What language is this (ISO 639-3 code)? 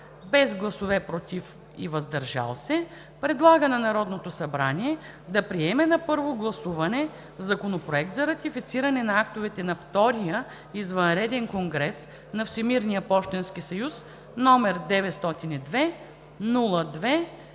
bul